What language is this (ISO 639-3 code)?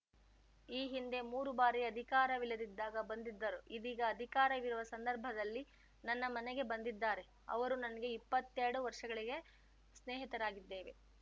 kan